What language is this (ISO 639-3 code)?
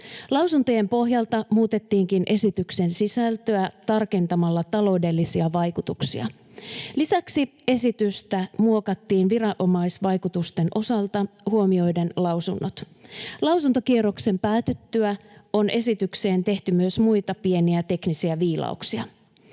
fin